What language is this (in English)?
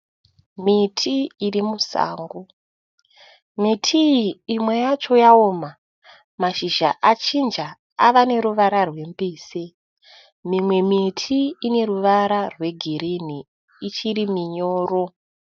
Shona